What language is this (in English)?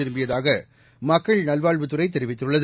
Tamil